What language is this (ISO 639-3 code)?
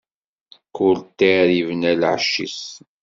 kab